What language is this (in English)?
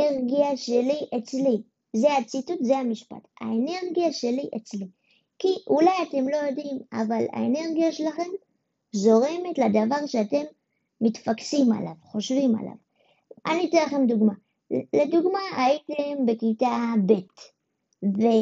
Hebrew